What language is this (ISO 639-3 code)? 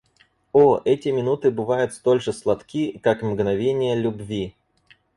rus